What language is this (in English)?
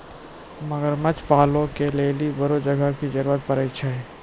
Maithili